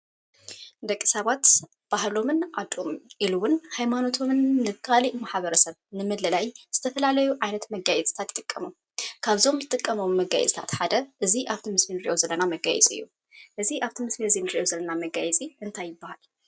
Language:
Tigrinya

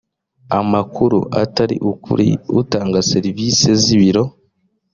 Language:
Kinyarwanda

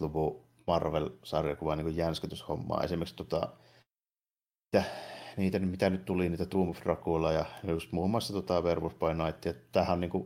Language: Finnish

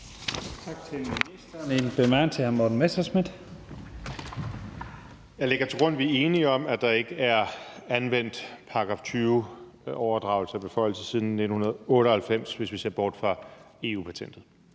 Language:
Danish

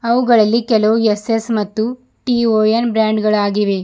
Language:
Kannada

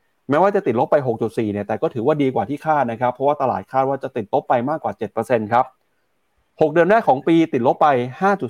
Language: Thai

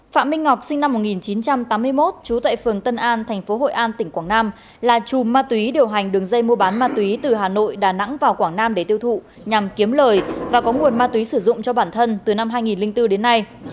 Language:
Vietnamese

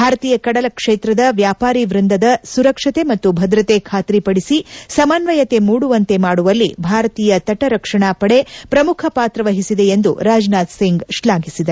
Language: Kannada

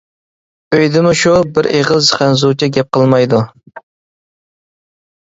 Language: Uyghur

